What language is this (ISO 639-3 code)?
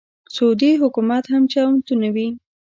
pus